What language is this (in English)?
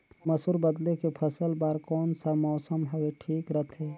Chhattisgarhi